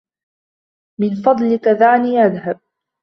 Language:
Arabic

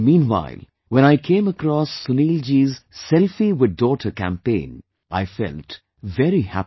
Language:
English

